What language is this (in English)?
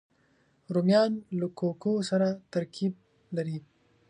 Pashto